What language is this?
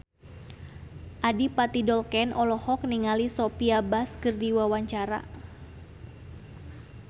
Sundanese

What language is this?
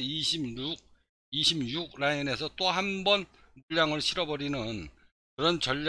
Korean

